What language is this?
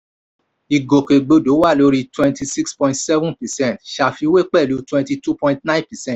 Yoruba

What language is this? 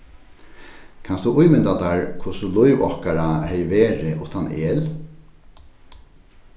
Faroese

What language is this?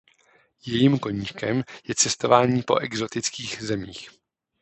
Czech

